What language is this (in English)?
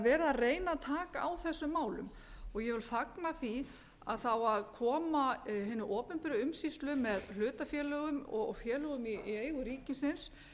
Icelandic